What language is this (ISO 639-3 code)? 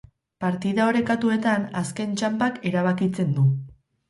eus